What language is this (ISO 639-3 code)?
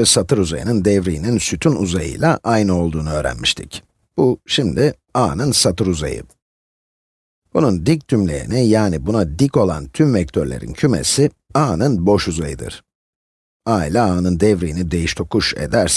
tur